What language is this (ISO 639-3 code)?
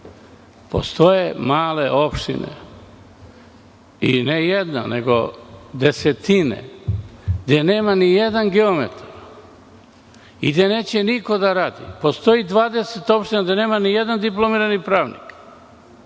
srp